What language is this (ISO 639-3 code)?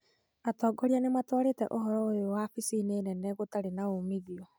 kik